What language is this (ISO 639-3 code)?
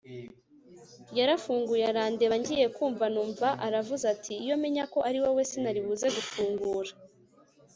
kin